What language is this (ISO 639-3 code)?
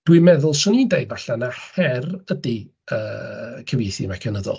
cym